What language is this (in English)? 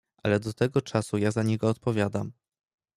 Polish